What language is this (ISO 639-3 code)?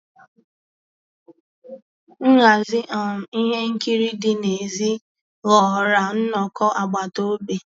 ibo